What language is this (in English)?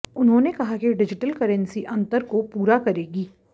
Hindi